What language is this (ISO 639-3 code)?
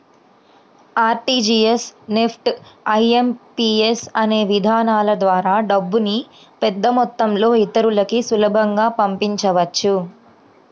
tel